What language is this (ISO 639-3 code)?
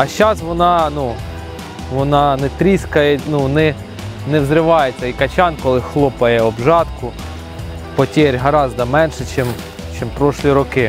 ukr